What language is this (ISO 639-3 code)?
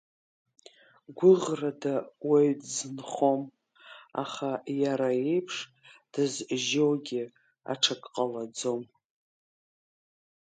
abk